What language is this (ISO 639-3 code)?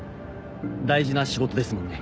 jpn